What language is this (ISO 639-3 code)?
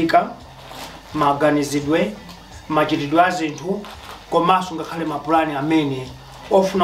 spa